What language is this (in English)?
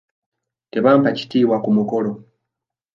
Ganda